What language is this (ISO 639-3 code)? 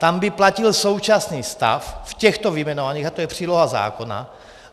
ces